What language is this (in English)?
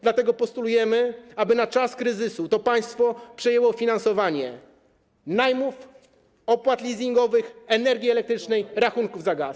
Polish